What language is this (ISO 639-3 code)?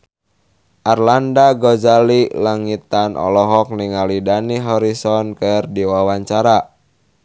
sun